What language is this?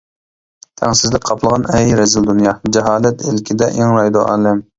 Uyghur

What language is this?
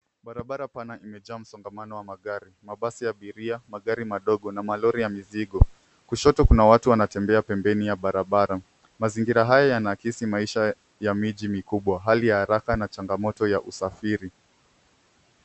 Swahili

